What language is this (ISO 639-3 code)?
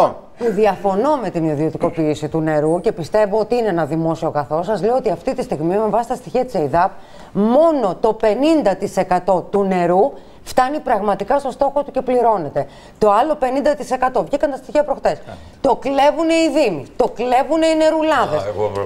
ell